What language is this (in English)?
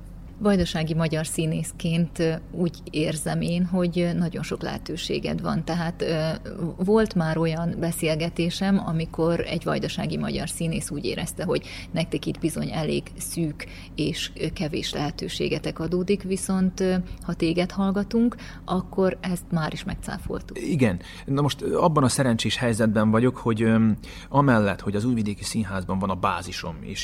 Hungarian